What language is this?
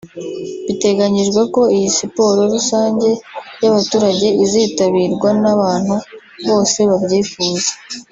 Kinyarwanda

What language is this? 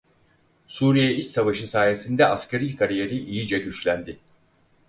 Turkish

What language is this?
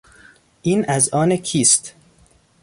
Persian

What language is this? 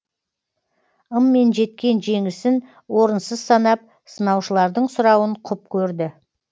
Kazakh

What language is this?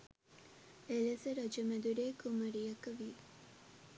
Sinhala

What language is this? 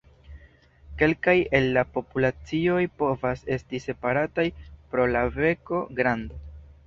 Esperanto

